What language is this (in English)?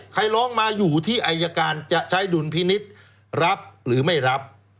Thai